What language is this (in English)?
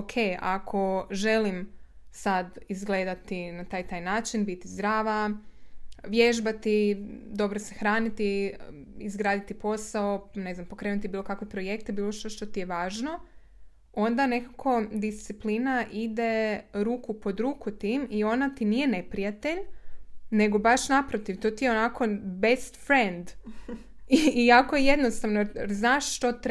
Croatian